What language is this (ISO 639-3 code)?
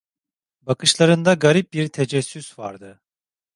tur